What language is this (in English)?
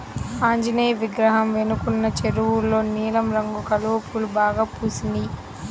Telugu